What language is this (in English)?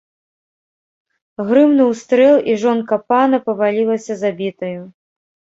Belarusian